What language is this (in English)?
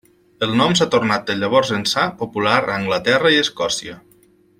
Catalan